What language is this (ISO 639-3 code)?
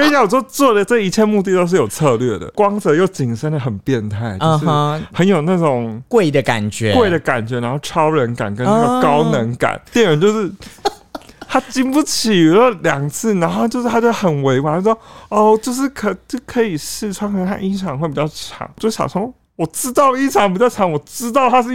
zho